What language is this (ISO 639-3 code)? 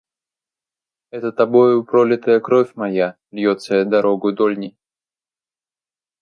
rus